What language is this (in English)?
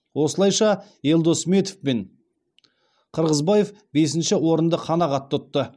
Kazakh